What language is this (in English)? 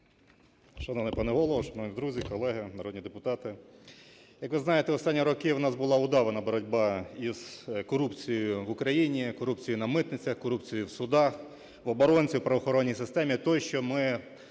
Ukrainian